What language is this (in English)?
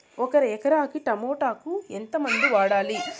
Telugu